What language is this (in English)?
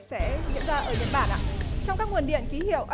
Vietnamese